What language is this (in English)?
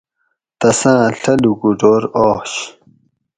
Gawri